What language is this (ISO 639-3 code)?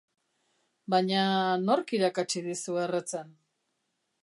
eus